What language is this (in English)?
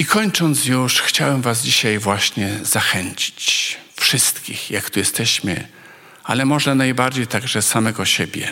Polish